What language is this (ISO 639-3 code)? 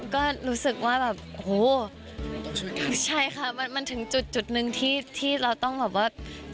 tha